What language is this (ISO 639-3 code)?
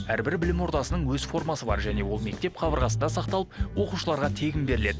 kaz